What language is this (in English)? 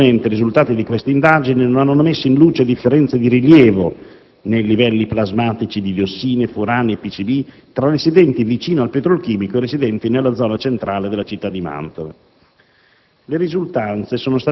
Italian